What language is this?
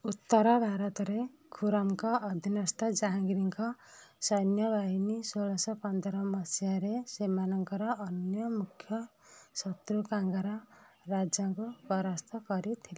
Odia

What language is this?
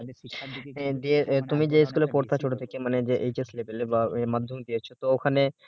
Bangla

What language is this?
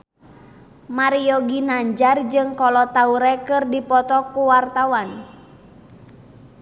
Sundanese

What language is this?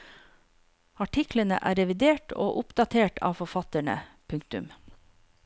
Norwegian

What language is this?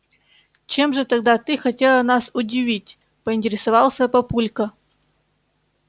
Russian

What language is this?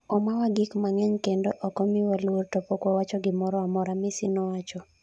Luo (Kenya and Tanzania)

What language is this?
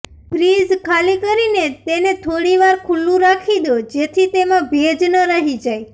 Gujarati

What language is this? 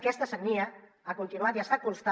Catalan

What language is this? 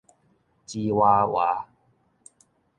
Min Nan Chinese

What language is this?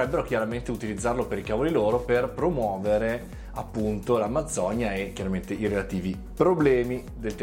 Italian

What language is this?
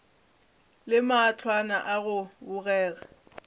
Northern Sotho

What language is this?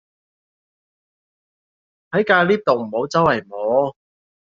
Cantonese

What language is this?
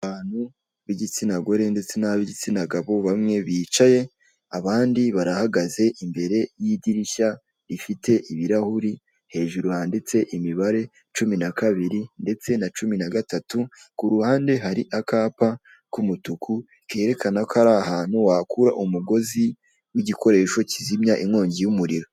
Kinyarwanda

